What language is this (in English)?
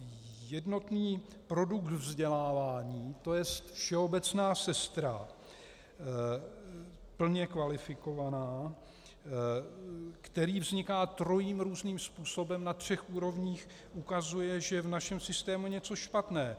Czech